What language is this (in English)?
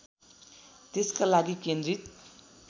Nepali